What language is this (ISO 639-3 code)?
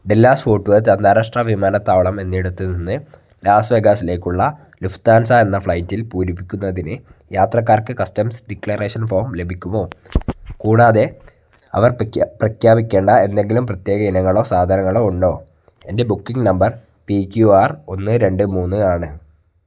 mal